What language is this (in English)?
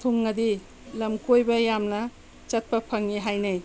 Manipuri